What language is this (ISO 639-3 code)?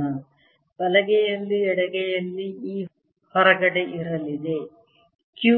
kan